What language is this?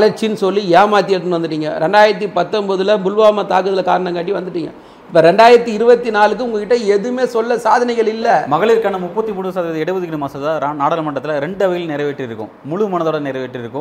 Tamil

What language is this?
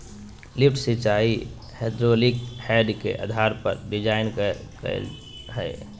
Magahi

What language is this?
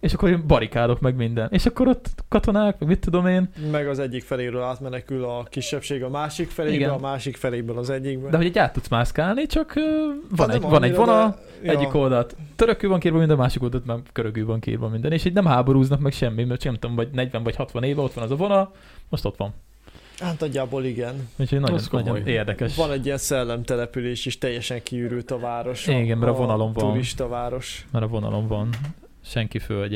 Hungarian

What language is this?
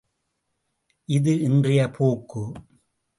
Tamil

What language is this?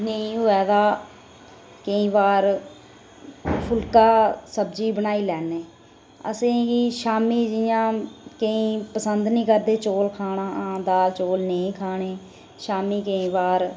Dogri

